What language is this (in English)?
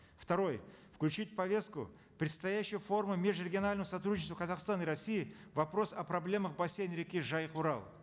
Kazakh